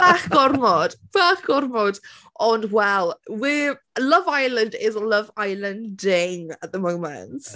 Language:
Welsh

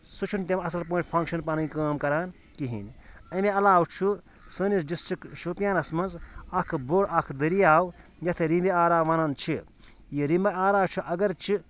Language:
Kashmiri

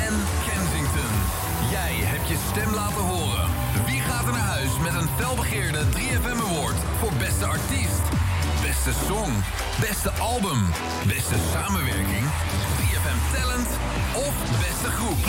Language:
Dutch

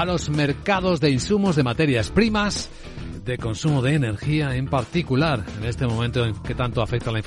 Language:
Spanish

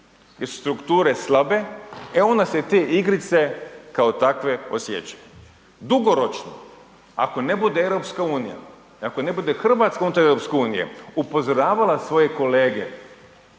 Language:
Croatian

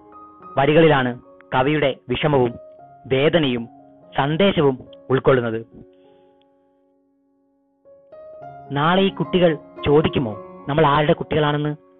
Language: Hindi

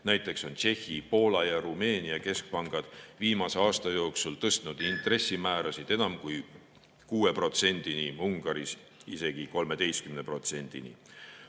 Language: Estonian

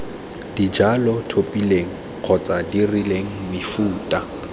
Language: Tswana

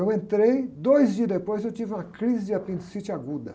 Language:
Portuguese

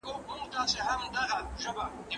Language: Pashto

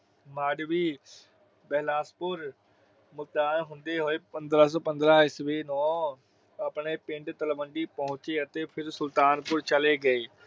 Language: Punjabi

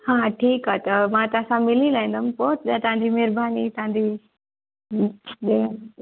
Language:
Sindhi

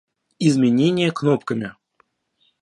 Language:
Russian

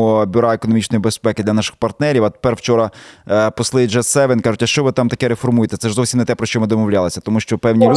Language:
Ukrainian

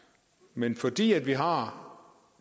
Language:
Danish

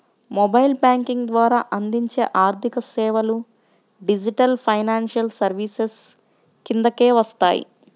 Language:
Telugu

